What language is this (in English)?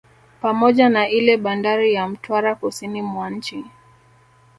Swahili